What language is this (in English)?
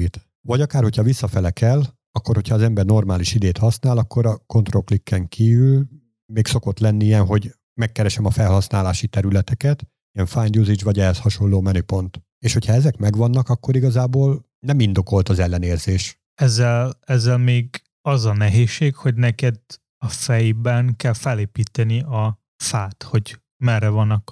Hungarian